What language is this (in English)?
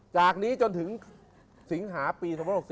Thai